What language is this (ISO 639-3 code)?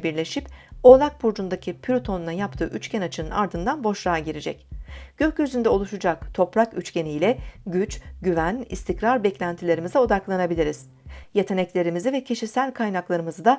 tur